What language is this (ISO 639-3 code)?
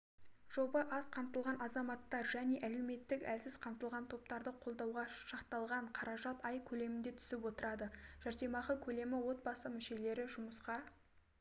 kaz